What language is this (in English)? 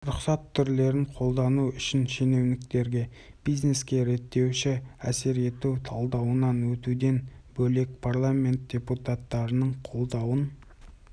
Kazakh